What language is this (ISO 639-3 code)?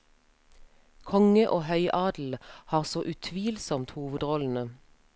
nor